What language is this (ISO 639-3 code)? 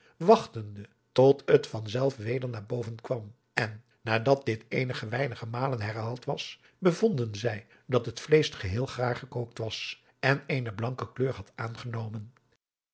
nld